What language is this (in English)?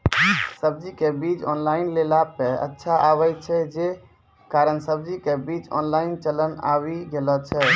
Maithili